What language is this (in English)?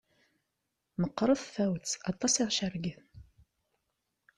Kabyle